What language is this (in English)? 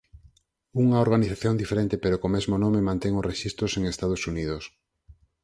Galician